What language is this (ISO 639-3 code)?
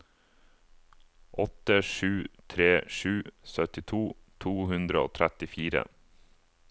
nor